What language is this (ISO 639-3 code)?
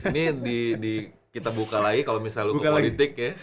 ind